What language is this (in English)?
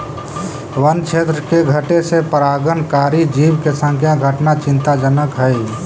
Magahi